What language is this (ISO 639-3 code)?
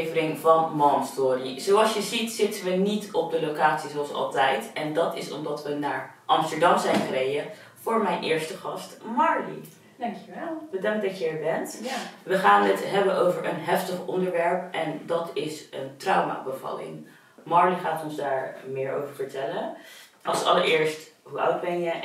nld